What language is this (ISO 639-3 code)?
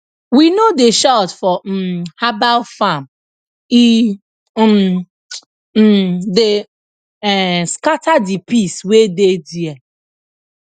pcm